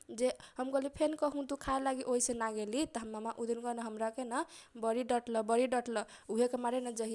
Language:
Kochila Tharu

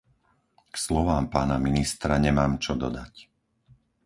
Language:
Slovak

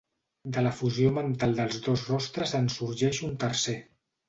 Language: Catalan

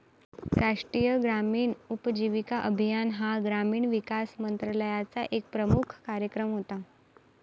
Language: Marathi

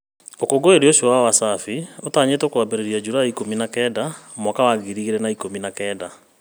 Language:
Kikuyu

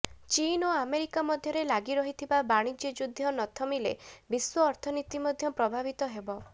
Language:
Odia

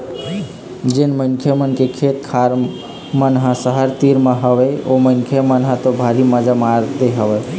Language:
Chhattisgarhi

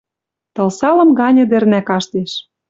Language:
Western Mari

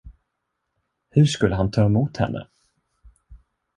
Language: Swedish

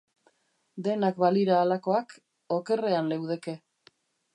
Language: Basque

